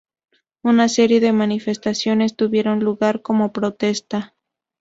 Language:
Spanish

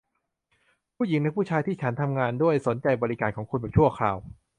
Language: Thai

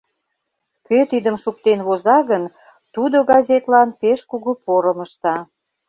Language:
Mari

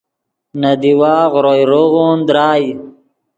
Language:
Yidgha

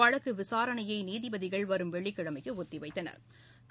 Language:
Tamil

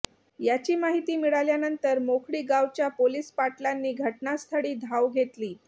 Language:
Marathi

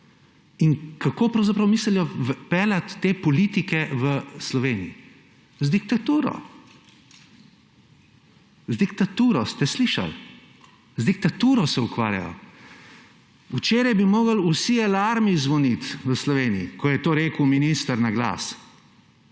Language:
Slovenian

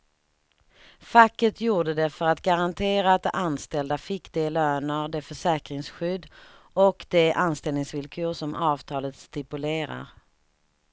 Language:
Swedish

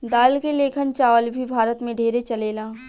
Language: Bhojpuri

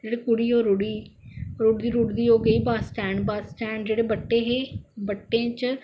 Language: Dogri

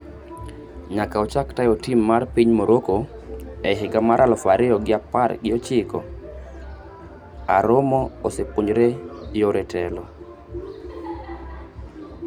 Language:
Luo (Kenya and Tanzania)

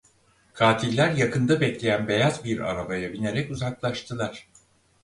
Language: Turkish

